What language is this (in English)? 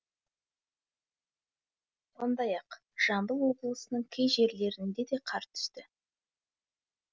Kazakh